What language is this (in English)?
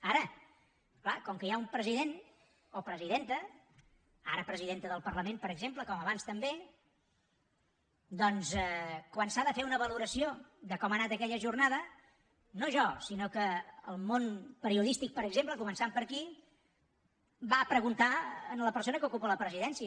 Catalan